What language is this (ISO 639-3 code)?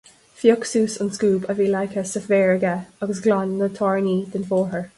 gle